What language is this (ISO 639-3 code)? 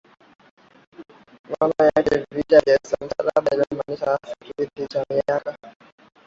swa